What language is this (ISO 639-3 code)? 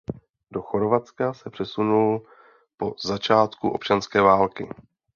ces